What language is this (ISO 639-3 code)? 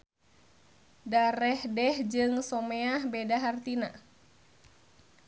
sun